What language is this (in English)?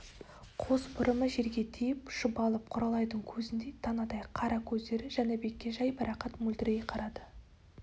Kazakh